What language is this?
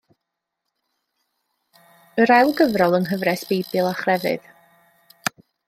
Welsh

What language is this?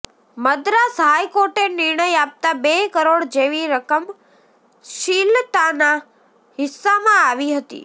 Gujarati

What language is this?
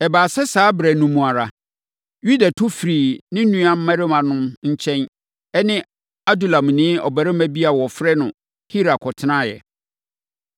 Akan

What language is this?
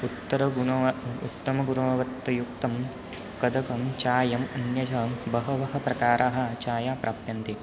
Sanskrit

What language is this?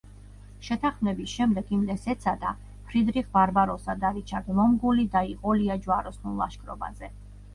Georgian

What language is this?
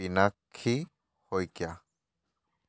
Assamese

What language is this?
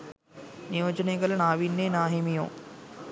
Sinhala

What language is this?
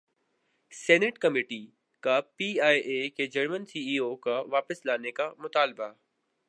Urdu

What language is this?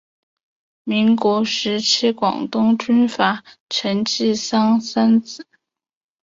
Chinese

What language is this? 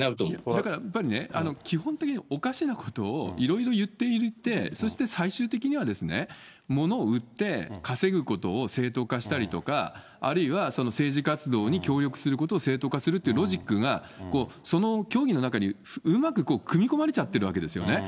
Japanese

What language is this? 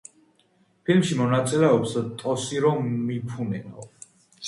Georgian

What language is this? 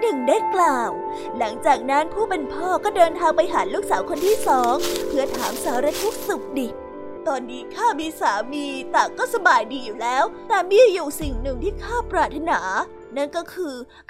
Thai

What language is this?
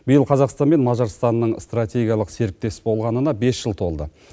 Kazakh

